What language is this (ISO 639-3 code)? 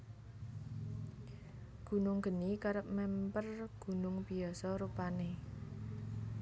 jav